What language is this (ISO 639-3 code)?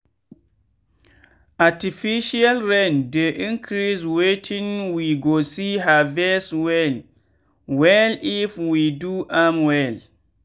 pcm